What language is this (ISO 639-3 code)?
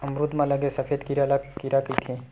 hne